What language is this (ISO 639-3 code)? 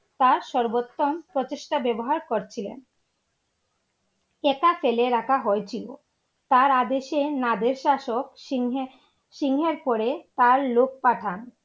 ben